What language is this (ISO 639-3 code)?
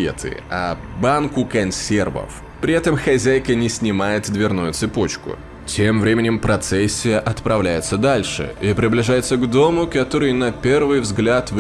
rus